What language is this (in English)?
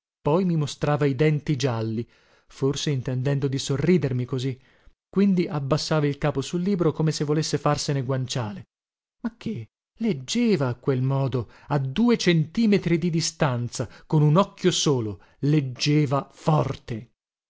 Italian